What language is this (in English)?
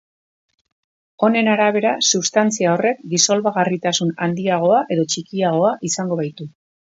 Basque